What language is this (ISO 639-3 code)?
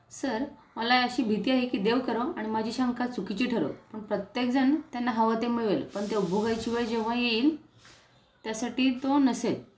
mar